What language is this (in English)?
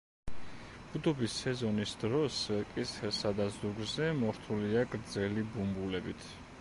Georgian